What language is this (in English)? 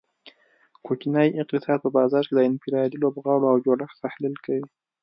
Pashto